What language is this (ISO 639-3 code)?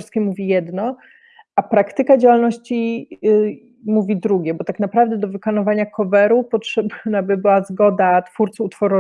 pol